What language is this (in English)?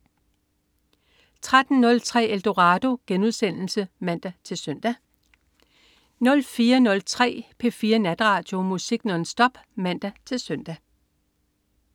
Danish